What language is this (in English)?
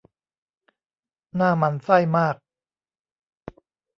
Thai